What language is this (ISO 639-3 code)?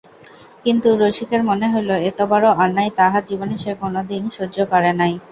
ben